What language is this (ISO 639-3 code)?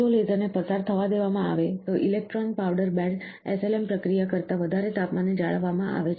guj